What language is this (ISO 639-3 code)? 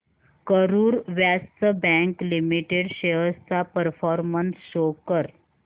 mar